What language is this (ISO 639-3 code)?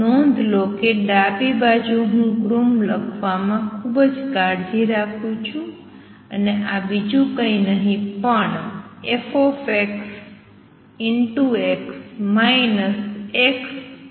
guj